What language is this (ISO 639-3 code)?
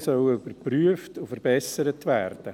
gsw